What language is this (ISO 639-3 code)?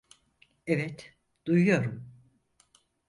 tur